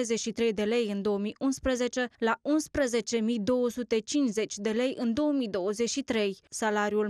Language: Romanian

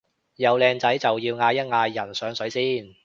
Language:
Cantonese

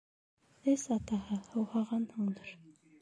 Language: Bashkir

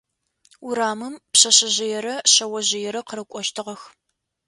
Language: Adyghe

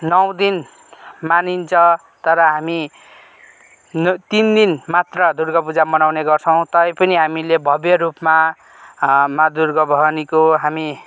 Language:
Nepali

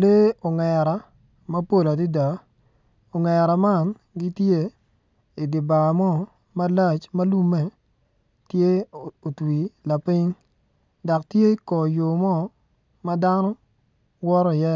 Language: Acoli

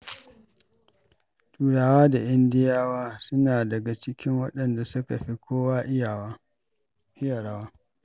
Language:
Hausa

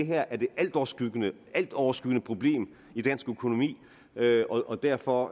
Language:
Danish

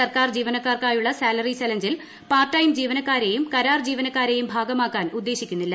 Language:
Malayalam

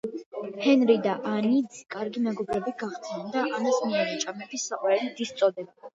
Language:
Georgian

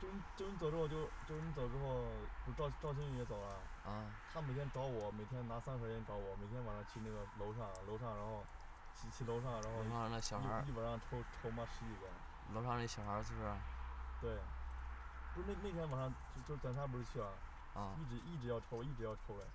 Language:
Chinese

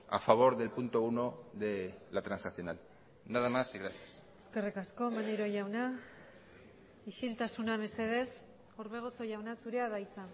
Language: Basque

